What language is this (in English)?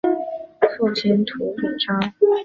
Chinese